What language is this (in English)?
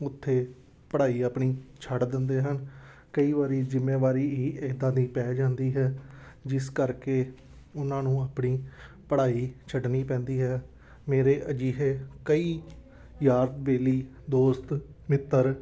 Punjabi